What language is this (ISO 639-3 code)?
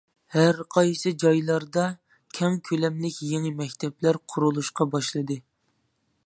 uig